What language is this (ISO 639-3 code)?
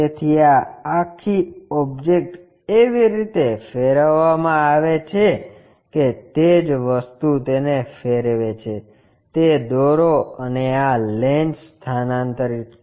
guj